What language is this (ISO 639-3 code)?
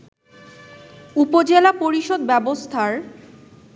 ben